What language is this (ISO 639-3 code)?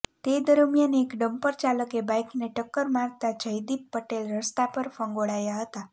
guj